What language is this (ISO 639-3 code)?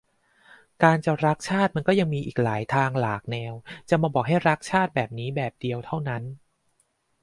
tha